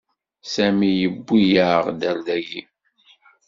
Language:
Kabyle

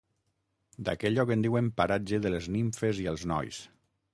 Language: Catalan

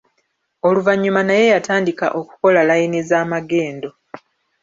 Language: Ganda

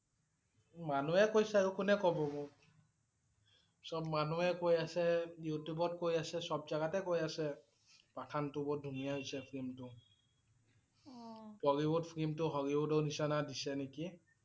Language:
Assamese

